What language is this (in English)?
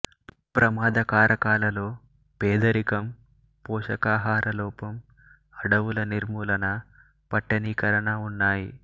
Telugu